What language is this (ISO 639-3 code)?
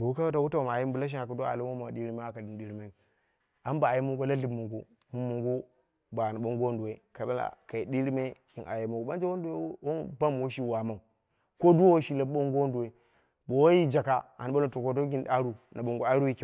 kna